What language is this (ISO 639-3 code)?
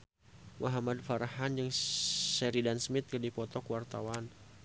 sun